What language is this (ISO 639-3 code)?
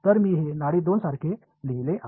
mar